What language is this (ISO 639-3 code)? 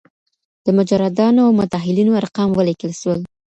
pus